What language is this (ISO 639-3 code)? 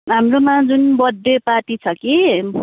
nep